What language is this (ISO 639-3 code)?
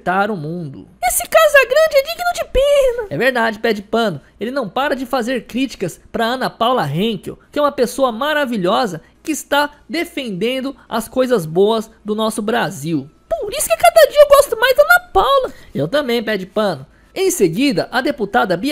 por